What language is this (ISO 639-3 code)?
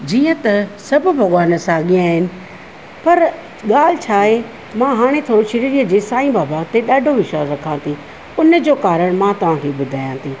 snd